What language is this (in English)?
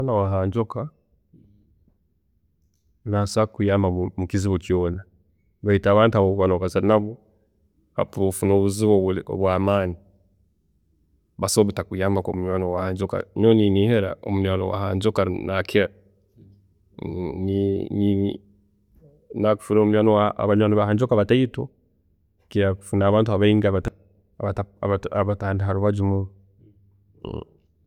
Tooro